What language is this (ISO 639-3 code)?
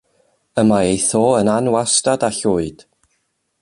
cym